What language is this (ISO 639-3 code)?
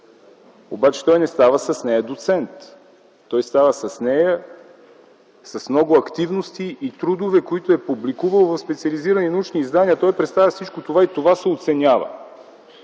bul